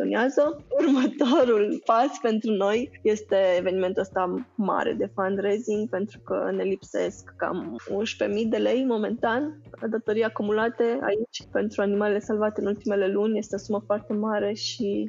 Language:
Romanian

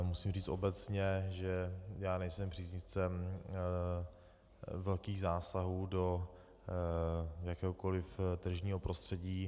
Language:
Czech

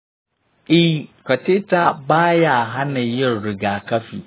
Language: Hausa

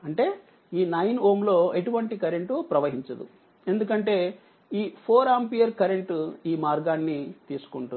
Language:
Telugu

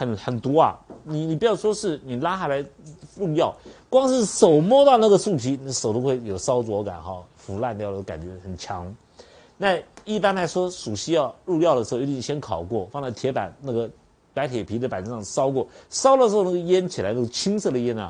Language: Chinese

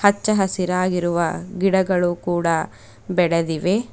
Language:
Kannada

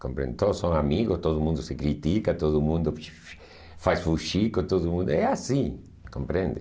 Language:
Portuguese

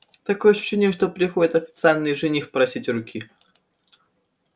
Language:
Russian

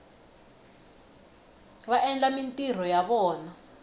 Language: Tsonga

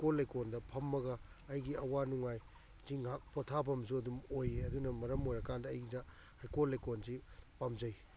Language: Manipuri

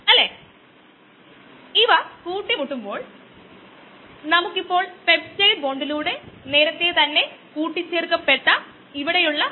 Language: Malayalam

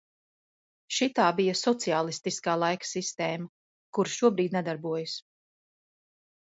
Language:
Latvian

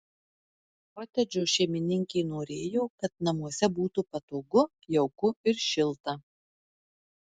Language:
Lithuanian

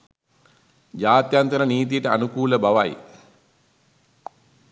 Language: Sinhala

